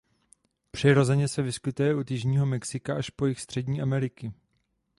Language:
Czech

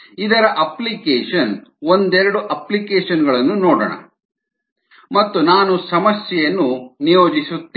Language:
Kannada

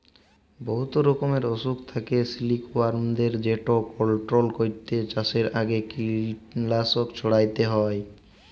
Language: Bangla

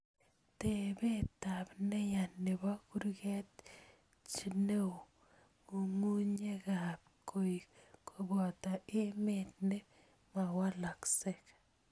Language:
Kalenjin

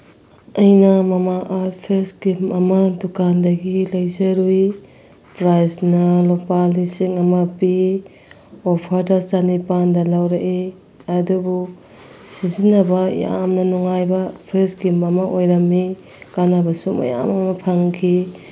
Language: Manipuri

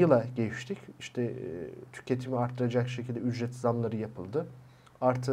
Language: Turkish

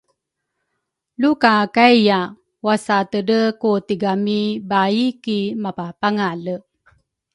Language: Rukai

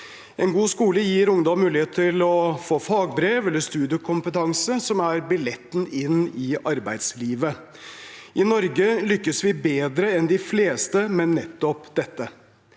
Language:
Norwegian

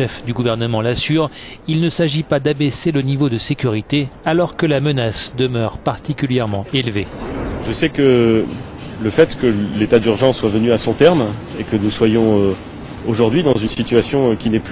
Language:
French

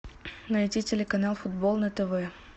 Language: Russian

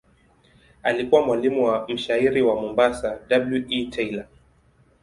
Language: Swahili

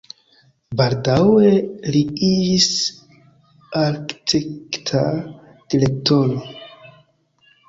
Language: Esperanto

